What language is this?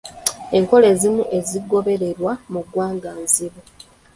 Ganda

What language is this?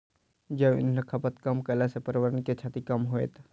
Maithili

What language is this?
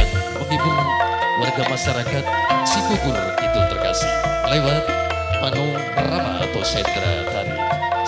Indonesian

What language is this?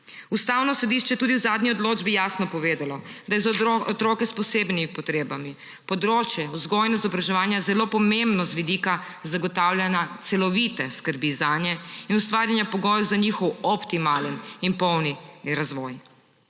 Slovenian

